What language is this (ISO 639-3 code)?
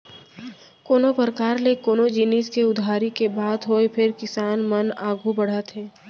hne